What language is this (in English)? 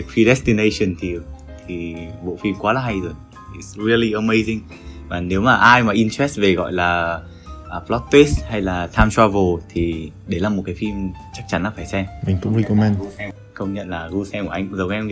Vietnamese